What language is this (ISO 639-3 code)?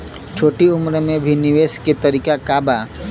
bho